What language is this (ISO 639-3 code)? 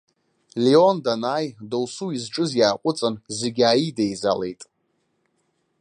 abk